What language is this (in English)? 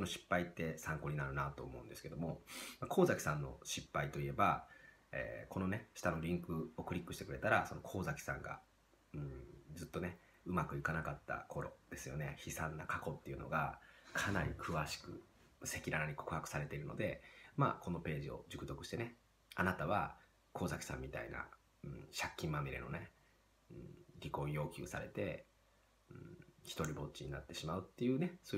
Japanese